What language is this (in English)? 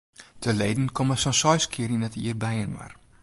Western Frisian